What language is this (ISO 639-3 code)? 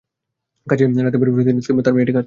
ben